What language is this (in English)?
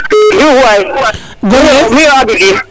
Serer